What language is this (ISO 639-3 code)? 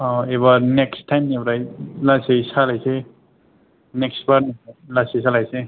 brx